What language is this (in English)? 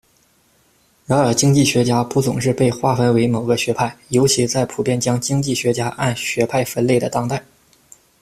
Chinese